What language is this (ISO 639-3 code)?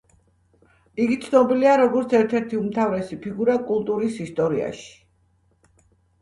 kat